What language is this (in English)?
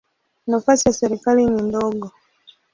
Swahili